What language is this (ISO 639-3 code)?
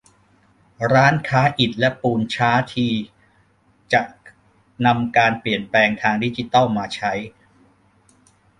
tha